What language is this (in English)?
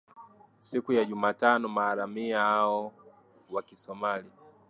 Swahili